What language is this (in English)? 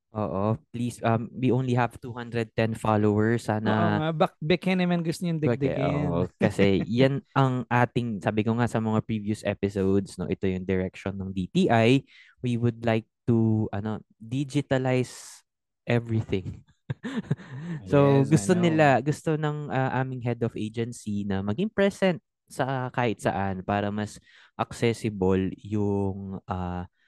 Filipino